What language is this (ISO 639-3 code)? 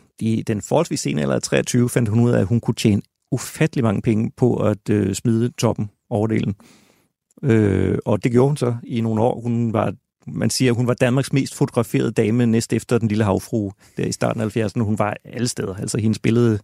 dan